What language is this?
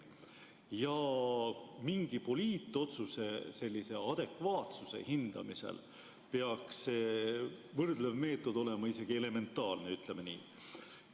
Estonian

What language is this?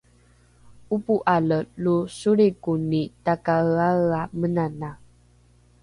Rukai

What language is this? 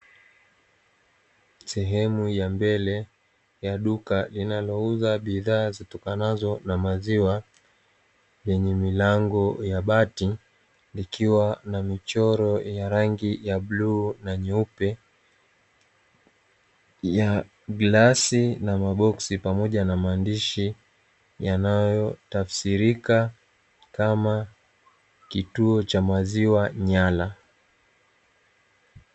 Swahili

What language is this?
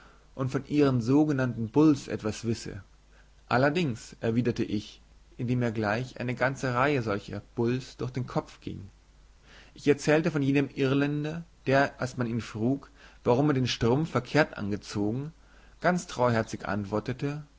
German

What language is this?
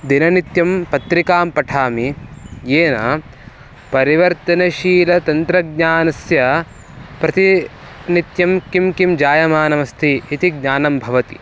Sanskrit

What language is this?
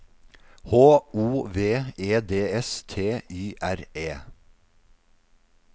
Norwegian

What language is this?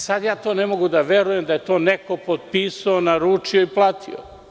Serbian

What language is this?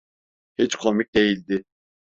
Turkish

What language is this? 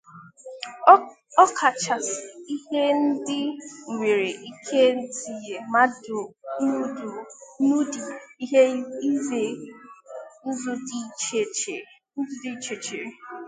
Igbo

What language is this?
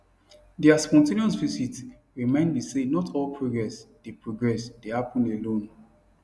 Nigerian Pidgin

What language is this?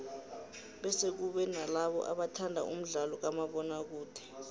South Ndebele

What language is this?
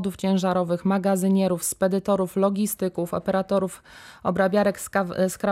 Polish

